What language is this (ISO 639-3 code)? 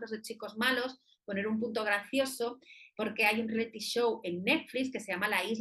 spa